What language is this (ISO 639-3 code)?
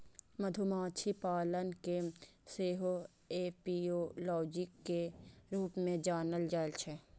mai